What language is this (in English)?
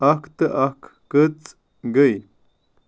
Kashmiri